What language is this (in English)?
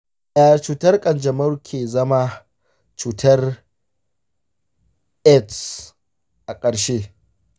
Hausa